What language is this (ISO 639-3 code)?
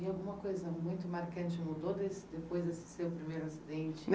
por